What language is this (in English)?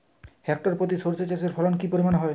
Bangla